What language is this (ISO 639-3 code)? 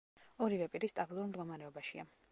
kat